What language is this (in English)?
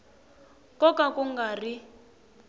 Tsonga